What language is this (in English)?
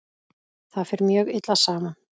Icelandic